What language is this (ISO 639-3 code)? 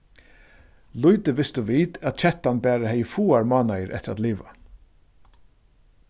fao